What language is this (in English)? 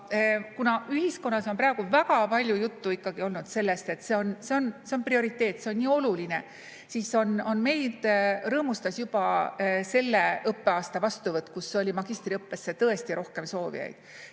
Estonian